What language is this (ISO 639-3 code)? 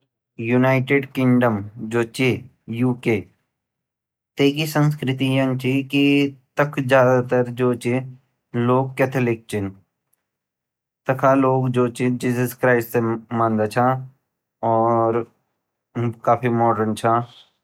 gbm